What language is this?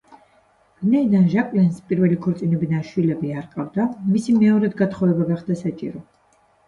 Georgian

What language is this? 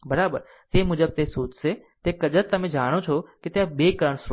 Gujarati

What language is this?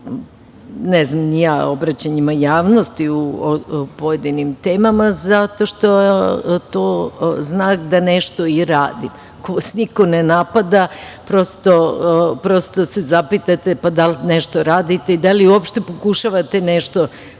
Serbian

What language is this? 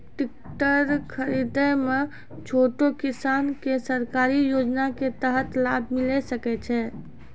Maithili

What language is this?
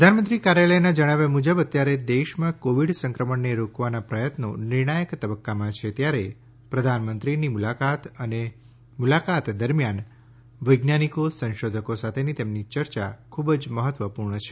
Gujarati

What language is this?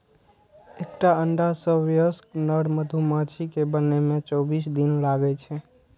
Maithili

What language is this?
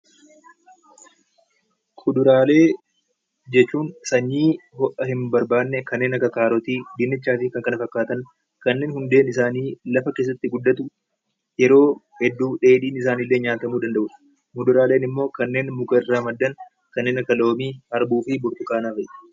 Oromo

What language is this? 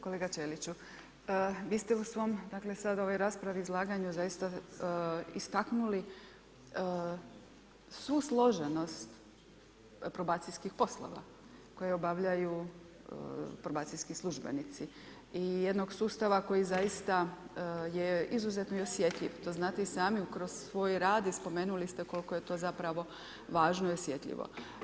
Croatian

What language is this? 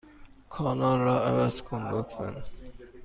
Persian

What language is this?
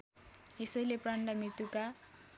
Nepali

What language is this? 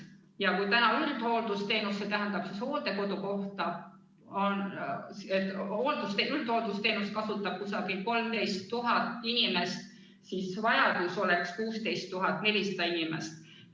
Estonian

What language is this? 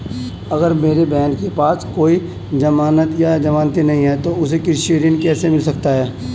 Hindi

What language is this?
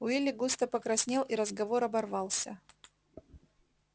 Russian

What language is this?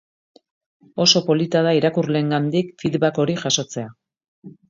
Basque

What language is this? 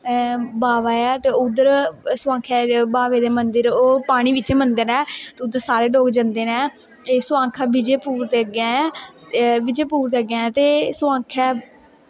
Dogri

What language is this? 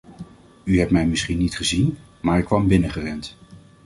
Dutch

